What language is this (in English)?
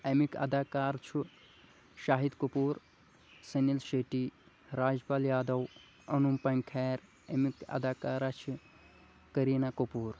Kashmiri